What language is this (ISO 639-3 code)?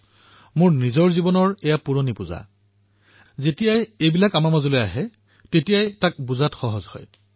asm